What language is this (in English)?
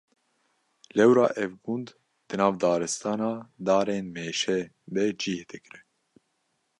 Kurdish